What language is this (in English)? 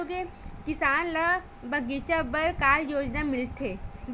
Chhattisgarhi